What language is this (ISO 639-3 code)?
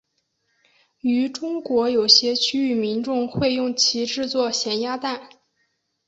zho